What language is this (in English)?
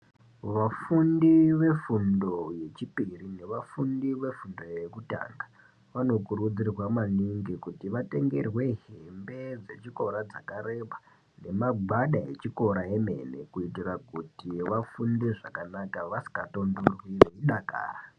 Ndau